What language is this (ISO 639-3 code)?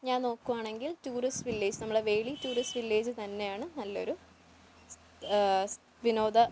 mal